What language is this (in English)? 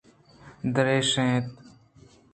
Eastern Balochi